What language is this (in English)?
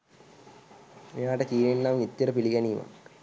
Sinhala